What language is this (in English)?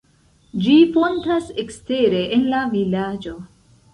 Esperanto